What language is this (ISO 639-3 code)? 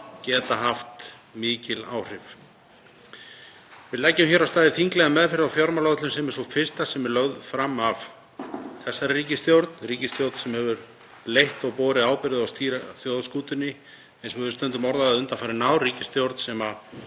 isl